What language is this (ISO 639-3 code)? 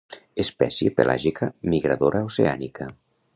cat